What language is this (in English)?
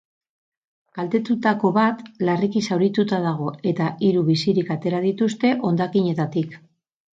Basque